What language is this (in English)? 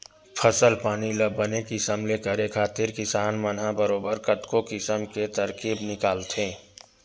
Chhattisgarhi